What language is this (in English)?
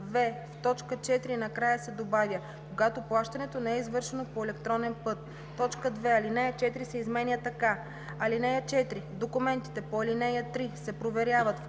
Bulgarian